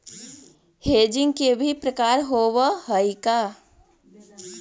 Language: Magahi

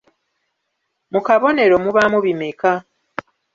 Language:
Ganda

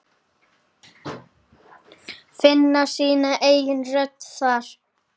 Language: Icelandic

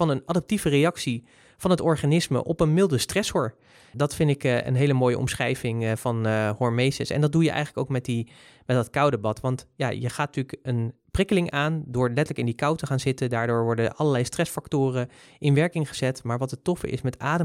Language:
Dutch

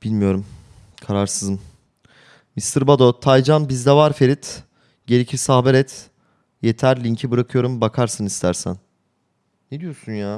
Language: Turkish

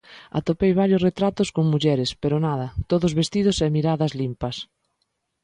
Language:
Galician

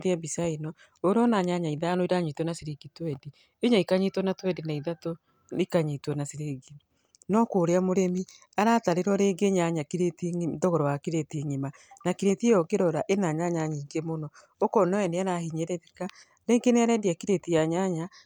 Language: Kikuyu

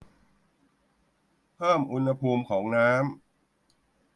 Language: Thai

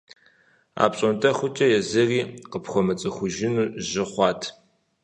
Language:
Kabardian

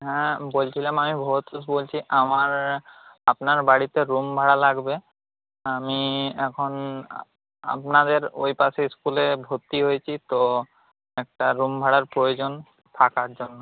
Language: Bangla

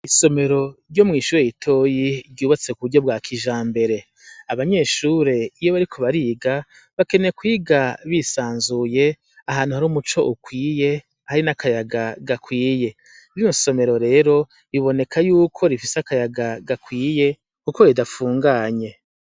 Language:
Rundi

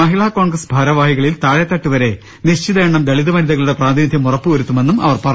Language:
Malayalam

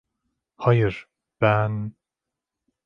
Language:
Turkish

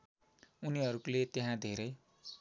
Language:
Nepali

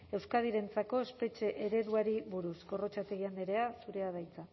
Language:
Basque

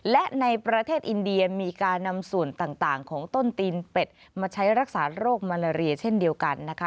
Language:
Thai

